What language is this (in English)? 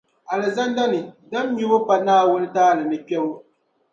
Dagbani